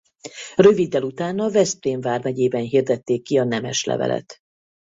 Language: Hungarian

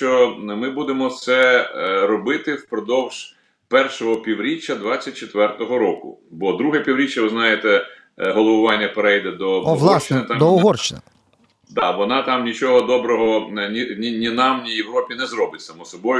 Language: Ukrainian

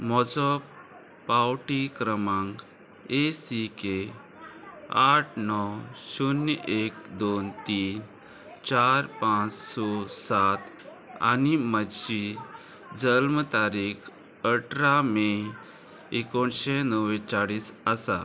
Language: Konkani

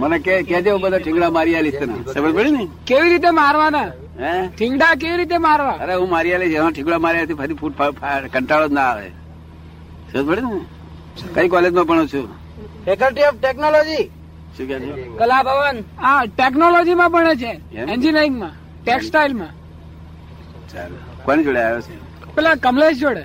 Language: Gujarati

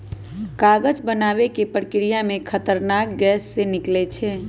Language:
Magahi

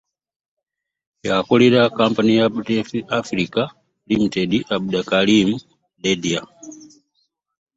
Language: Ganda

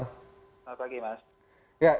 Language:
Indonesian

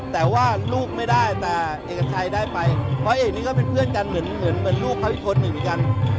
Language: Thai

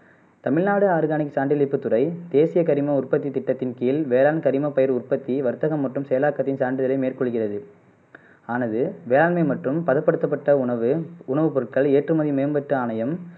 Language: Tamil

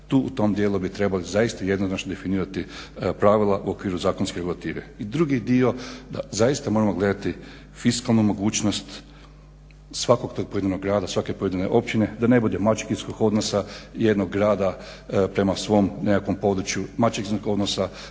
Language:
Croatian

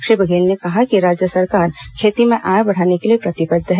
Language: Hindi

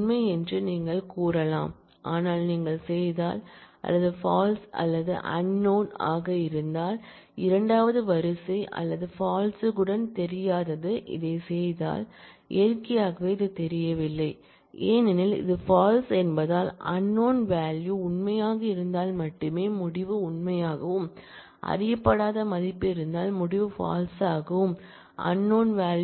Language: Tamil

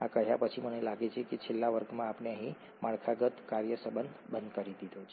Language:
Gujarati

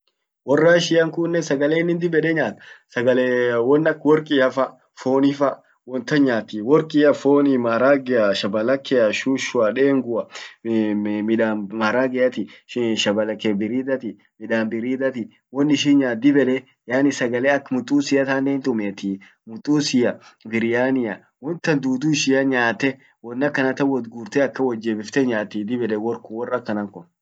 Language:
Orma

